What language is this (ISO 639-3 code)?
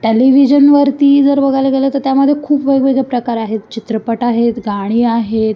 mar